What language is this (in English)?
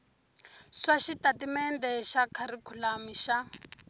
Tsonga